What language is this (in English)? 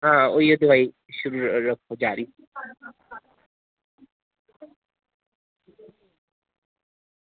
Dogri